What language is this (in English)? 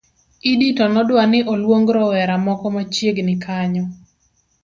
Luo (Kenya and Tanzania)